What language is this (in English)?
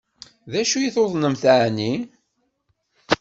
Kabyle